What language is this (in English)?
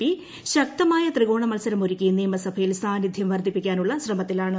Malayalam